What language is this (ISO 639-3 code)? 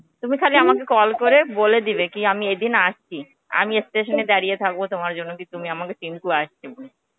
ben